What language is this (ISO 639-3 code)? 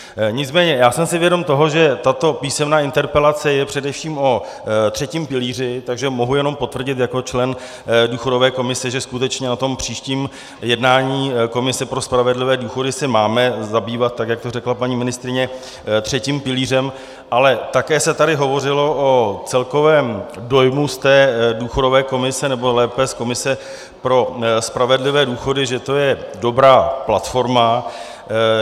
ces